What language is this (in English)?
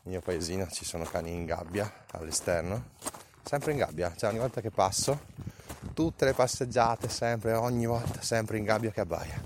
Italian